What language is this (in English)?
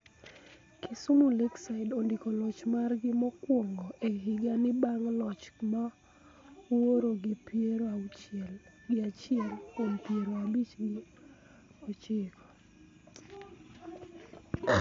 Luo (Kenya and Tanzania)